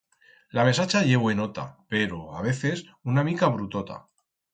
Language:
Aragonese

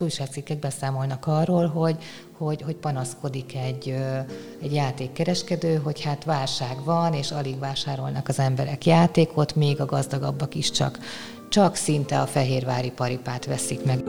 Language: Hungarian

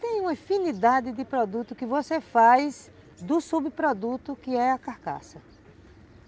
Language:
Portuguese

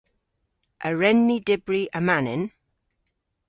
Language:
Cornish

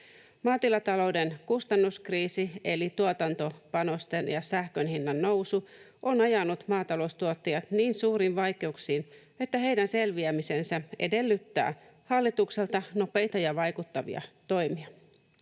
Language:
Finnish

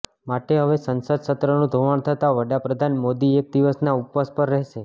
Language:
Gujarati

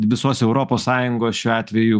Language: Lithuanian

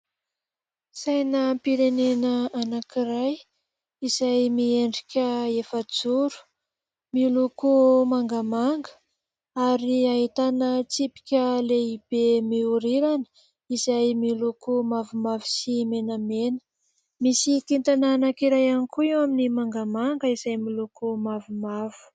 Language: Malagasy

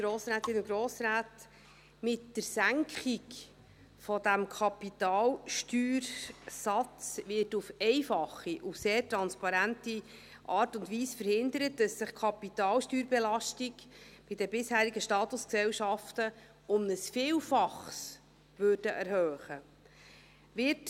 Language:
Swiss German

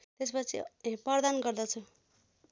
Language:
Nepali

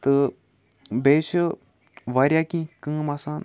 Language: Kashmiri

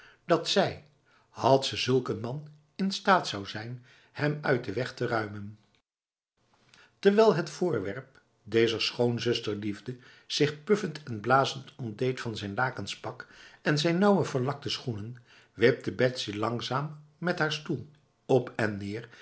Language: Dutch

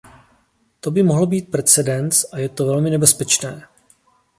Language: Czech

